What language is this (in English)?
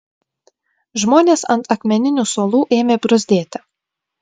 Lithuanian